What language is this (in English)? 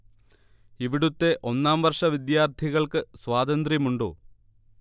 Malayalam